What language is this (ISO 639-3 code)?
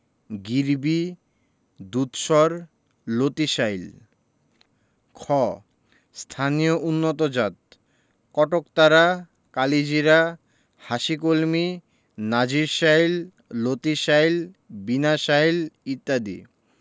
ben